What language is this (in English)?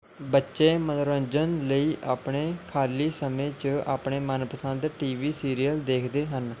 Punjabi